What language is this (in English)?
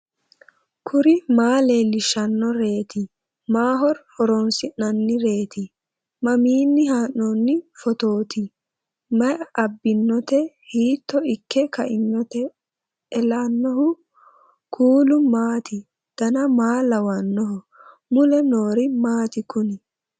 Sidamo